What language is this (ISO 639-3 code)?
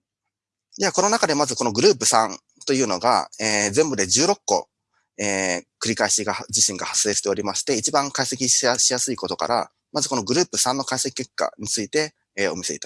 jpn